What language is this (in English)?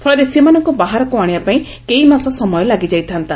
Odia